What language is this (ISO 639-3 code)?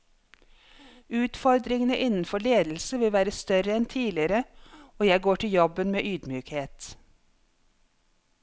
nor